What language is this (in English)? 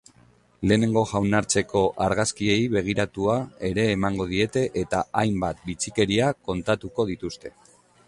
Basque